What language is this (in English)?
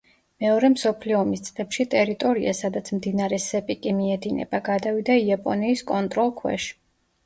Georgian